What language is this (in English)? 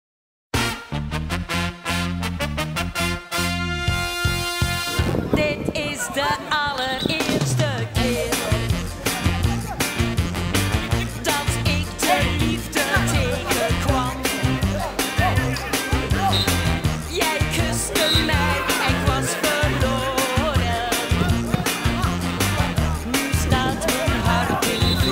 Greek